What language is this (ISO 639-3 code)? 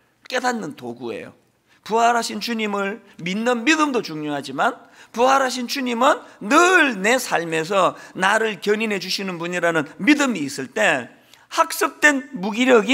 kor